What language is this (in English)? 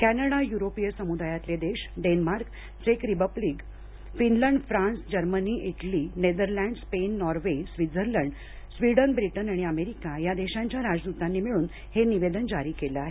Marathi